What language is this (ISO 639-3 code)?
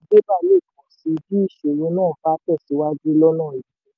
yor